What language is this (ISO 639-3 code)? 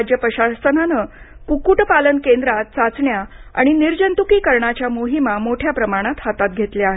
mar